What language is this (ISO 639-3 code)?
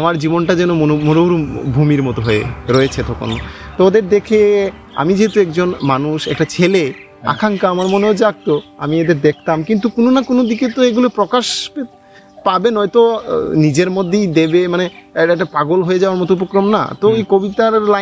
ben